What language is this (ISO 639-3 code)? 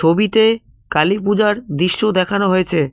ben